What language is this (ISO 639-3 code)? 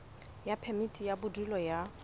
sot